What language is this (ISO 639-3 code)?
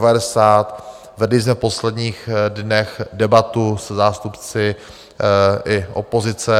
ces